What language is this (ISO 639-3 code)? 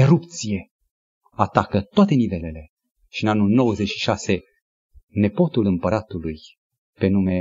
ron